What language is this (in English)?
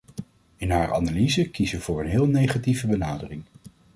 Dutch